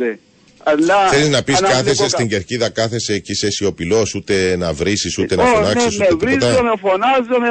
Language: Greek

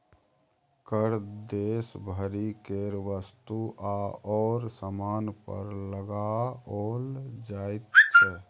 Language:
Maithili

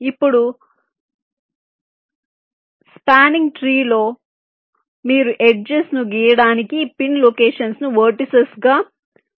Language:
Telugu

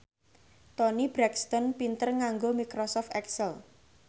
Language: Javanese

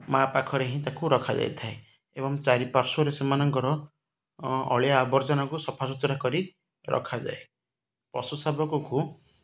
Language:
Odia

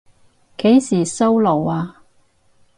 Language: Cantonese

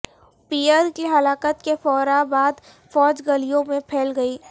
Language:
Urdu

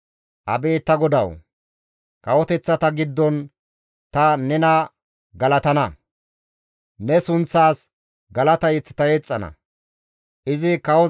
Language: Gamo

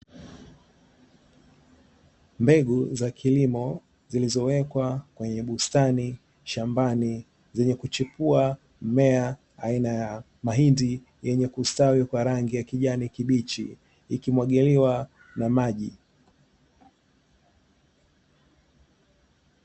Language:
Swahili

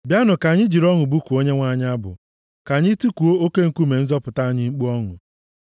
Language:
Igbo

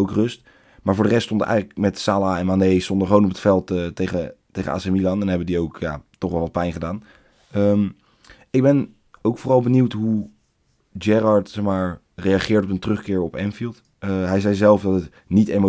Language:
Dutch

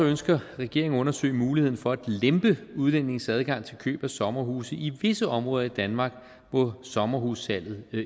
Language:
Danish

